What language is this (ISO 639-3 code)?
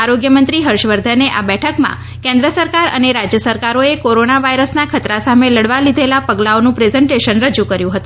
guj